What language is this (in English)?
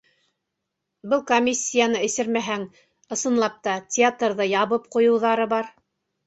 Bashkir